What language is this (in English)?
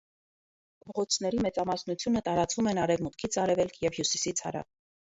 Armenian